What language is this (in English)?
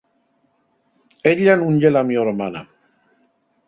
Asturian